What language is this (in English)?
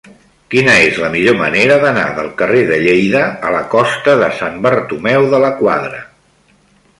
Catalan